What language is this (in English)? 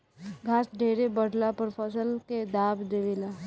Bhojpuri